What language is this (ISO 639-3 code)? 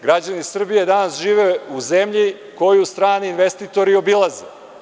srp